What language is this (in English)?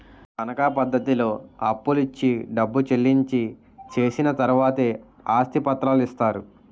Telugu